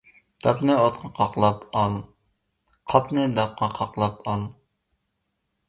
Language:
Uyghur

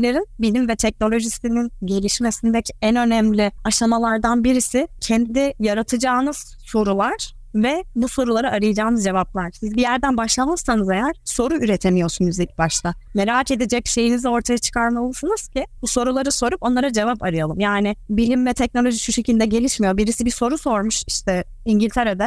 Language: Turkish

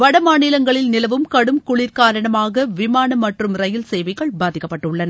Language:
Tamil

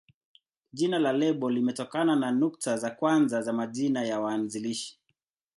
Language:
Swahili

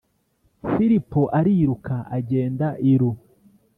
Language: Kinyarwanda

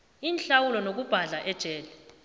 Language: South Ndebele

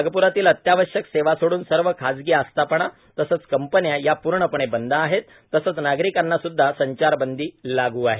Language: Marathi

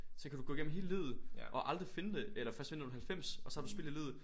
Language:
Danish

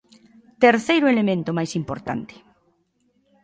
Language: Galician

